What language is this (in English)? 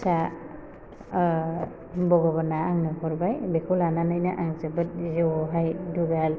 Bodo